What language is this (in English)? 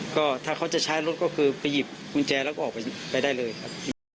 Thai